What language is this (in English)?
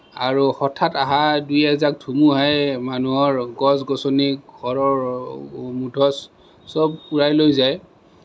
Assamese